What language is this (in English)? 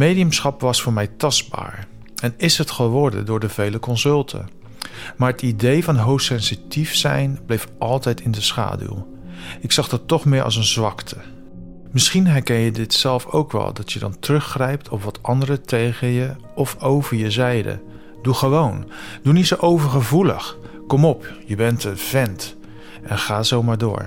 Dutch